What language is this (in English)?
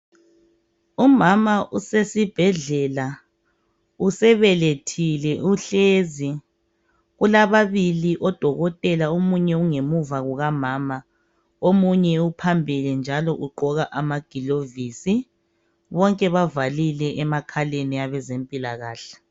North Ndebele